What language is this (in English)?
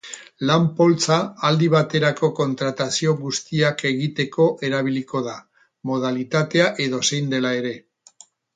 Basque